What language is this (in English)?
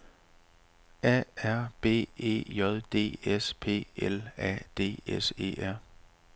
Danish